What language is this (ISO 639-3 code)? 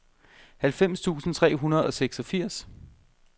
dan